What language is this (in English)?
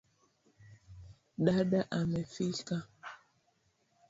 Swahili